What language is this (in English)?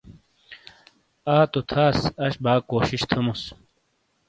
Shina